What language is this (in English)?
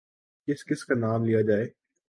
Urdu